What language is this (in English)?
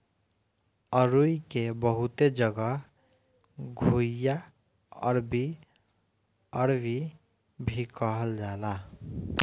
Bhojpuri